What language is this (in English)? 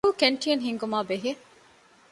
Divehi